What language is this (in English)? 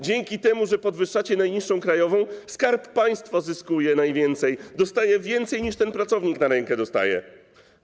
Polish